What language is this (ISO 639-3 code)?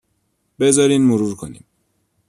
fas